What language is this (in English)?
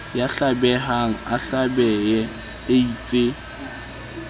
Southern Sotho